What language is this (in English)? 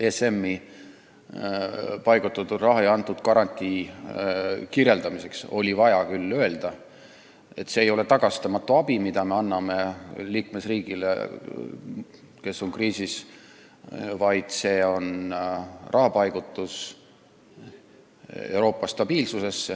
Estonian